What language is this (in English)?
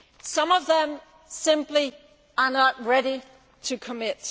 English